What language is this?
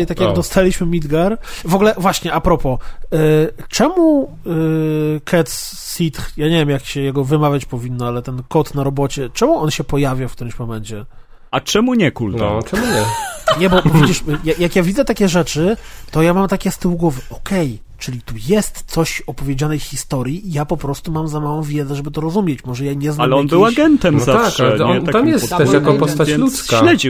Polish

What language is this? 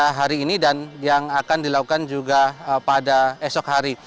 Indonesian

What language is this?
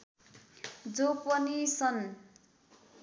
Nepali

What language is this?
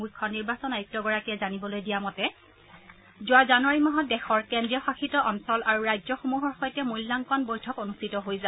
Assamese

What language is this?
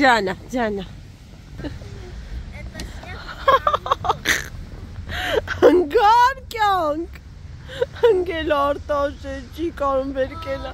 Romanian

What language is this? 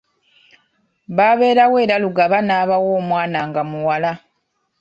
Ganda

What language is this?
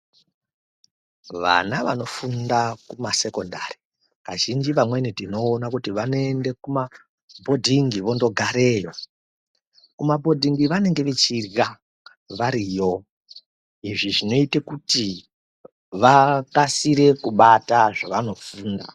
Ndau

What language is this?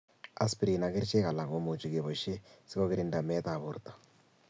Kalenjin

